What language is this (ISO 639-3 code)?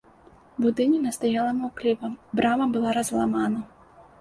bel